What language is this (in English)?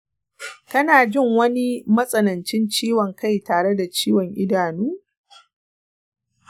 Hausa